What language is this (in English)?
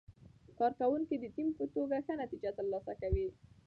Pashto